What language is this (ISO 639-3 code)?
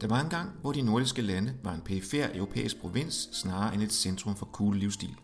dan